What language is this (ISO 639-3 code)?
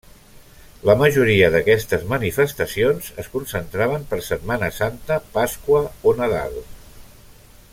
cat